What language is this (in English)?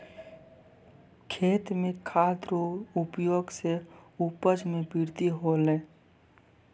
Maithili